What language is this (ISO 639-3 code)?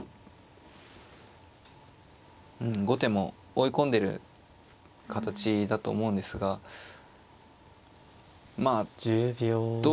jpn